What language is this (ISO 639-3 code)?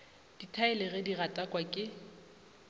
nso